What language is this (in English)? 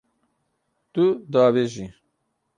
Kurdish